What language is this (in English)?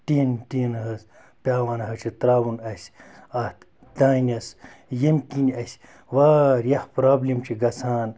Kashmiri